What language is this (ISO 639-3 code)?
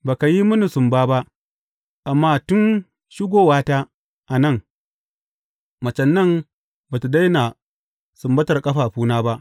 hau